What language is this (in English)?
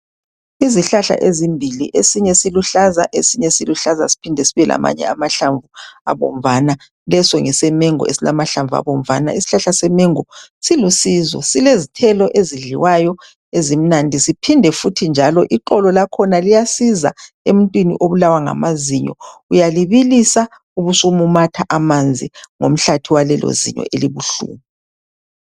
North Ndebele